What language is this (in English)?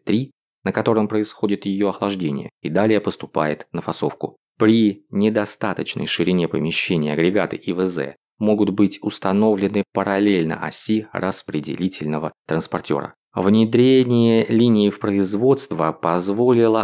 Russian